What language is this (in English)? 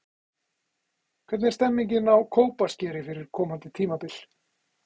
Icelandic